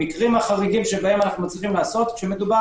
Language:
Hebrew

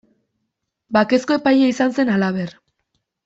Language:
Basque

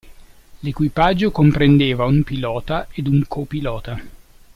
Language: Italian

